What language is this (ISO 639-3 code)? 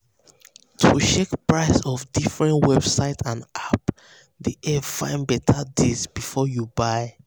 pcm